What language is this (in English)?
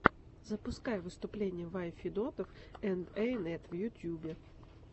Russian